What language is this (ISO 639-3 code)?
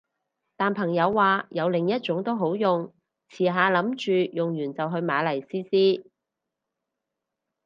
yue